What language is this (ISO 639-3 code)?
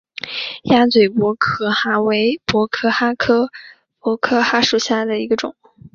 zho